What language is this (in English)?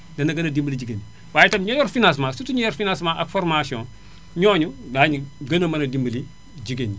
Wolof